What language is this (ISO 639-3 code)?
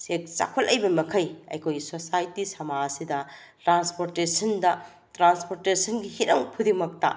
mni